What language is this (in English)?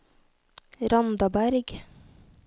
Norwegian